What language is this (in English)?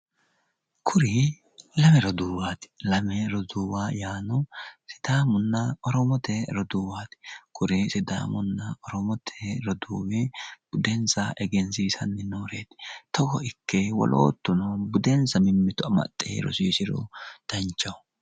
Sidamo